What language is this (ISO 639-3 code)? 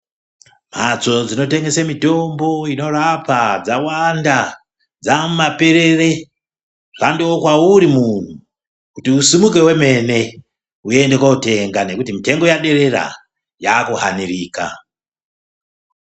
ndc